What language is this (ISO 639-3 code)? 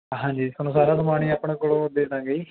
pan